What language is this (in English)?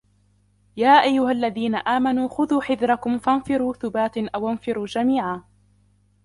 Arabic